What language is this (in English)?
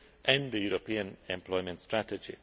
English